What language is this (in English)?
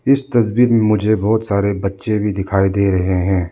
Hindi